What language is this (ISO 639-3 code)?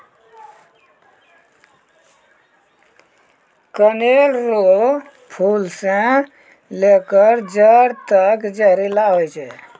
mai